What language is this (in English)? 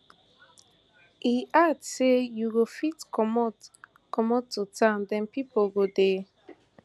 Nigerian Pidgin